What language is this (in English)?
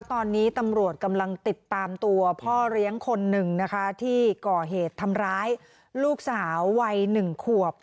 Thai